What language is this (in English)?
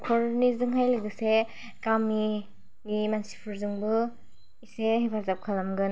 Bodo